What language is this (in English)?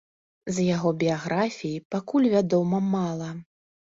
Belarusian